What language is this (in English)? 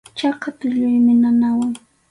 Arequipa-La Unión Quechua